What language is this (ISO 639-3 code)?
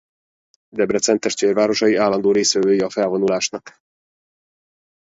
hun